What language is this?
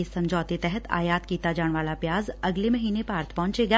Punjabi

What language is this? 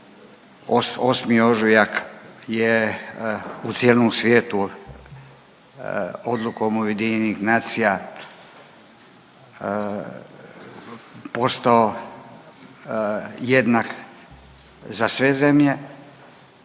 Croatian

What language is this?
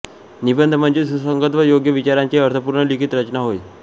Marathi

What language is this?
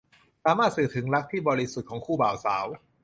Thai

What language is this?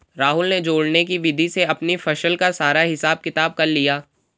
Hindi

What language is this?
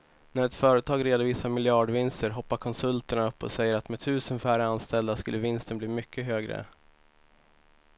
Swedish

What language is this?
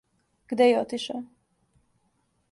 Serbian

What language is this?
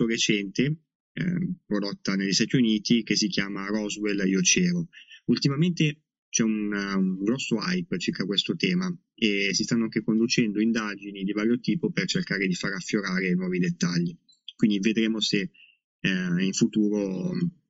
Italian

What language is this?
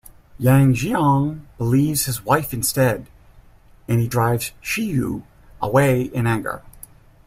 English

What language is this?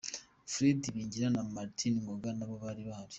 Kinyarwanda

